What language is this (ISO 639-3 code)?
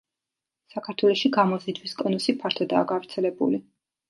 kat